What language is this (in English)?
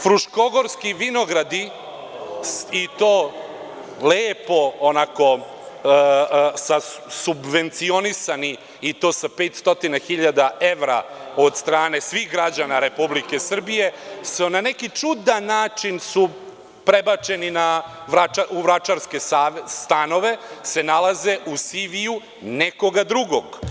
Serbian